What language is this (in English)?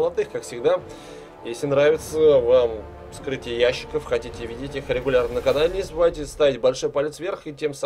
Russian